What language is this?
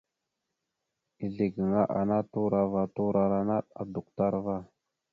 Mada (Cameroon)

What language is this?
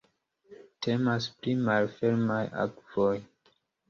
Esperanto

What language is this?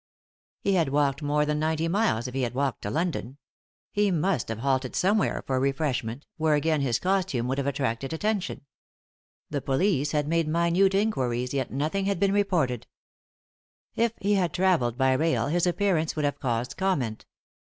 English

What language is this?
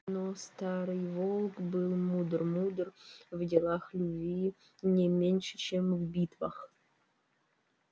Russian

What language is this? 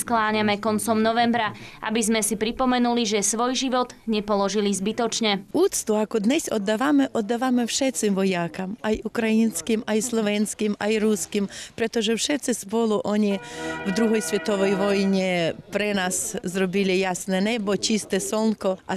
Hungarian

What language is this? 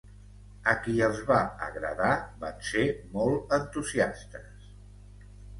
Catalan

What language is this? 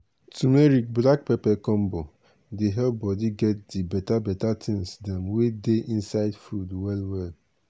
Nigerian Pidgin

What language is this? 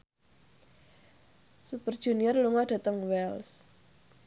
Javanese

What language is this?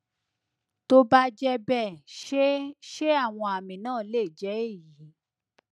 Yoruba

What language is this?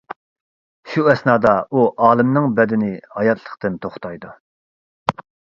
Uyghur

